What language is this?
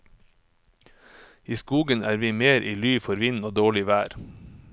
Norwegian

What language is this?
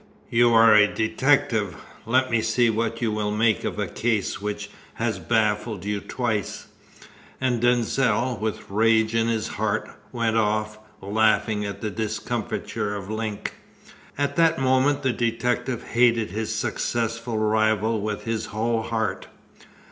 English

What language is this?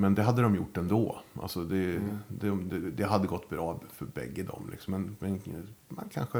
Swedish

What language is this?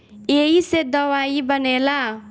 Bhojpuri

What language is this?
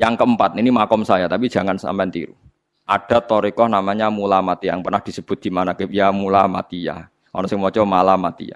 Indonesian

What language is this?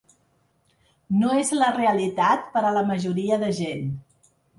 Catalan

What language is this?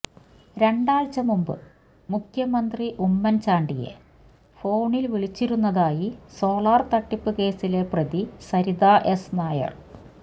Malayalam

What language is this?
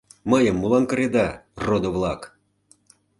Mari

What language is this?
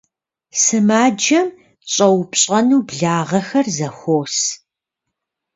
Kabardian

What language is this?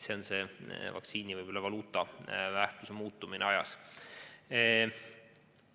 Estonian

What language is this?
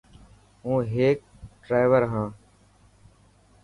Dhatki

